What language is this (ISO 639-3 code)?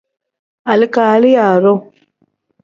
kdh